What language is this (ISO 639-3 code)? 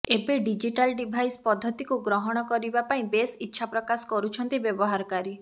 ori